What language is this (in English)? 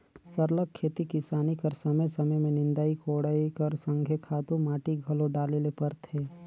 Chhattisgarhi